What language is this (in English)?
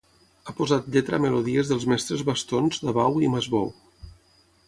Catalan